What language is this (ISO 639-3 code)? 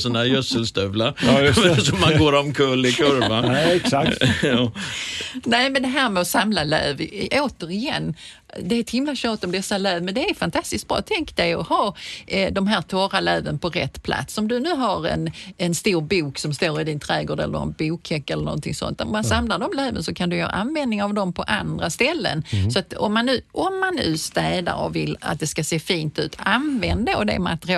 swe